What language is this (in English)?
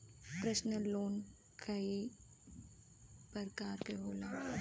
Bhojpuri